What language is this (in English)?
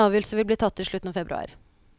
Norwegian